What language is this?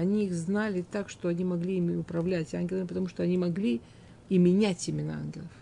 Russian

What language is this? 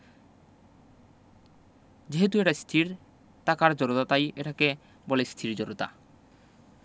Bangla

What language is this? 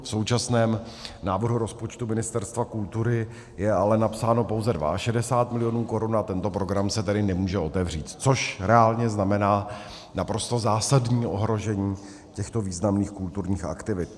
Czech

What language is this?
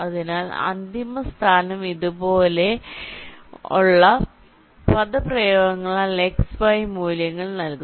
Malayalam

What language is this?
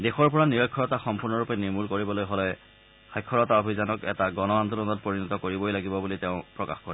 Assamese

